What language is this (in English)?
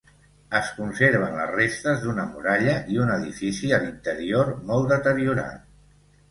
Catalan